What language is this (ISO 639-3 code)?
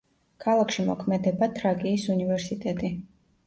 kat